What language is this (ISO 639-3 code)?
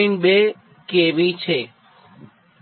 guj